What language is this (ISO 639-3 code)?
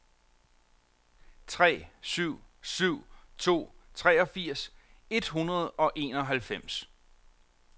dan